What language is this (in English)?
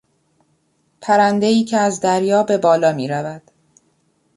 Persian